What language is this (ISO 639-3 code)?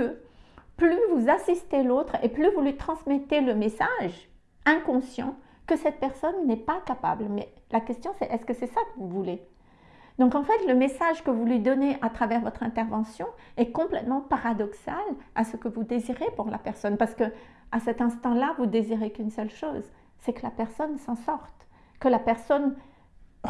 fra